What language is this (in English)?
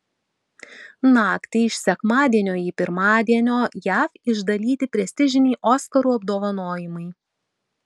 Lithuanian